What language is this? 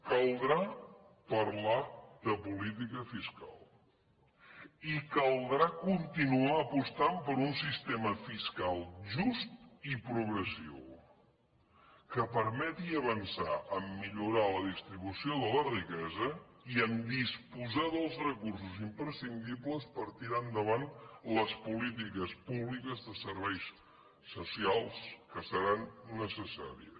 Catalan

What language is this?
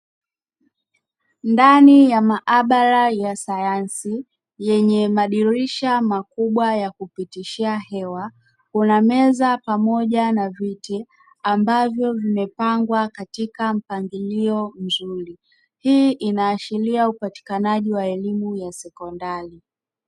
Swahili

